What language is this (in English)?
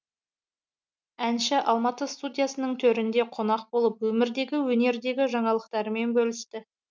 Kazakh